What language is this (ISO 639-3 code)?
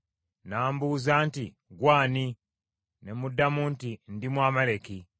lug